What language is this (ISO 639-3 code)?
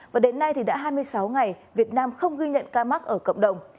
vie